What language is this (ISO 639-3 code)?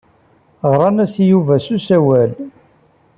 kab